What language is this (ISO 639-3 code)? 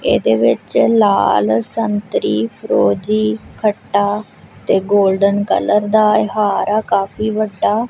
pan